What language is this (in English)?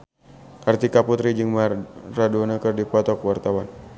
Sundanese